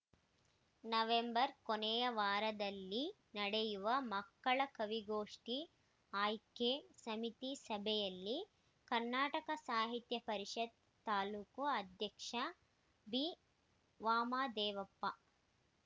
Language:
Kannada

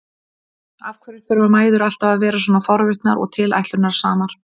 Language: Icelandic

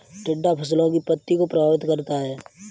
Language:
Hindi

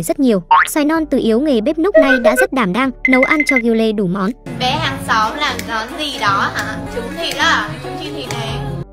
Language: Vietnamese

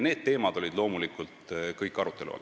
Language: Estonian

